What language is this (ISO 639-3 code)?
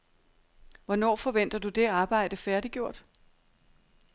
dan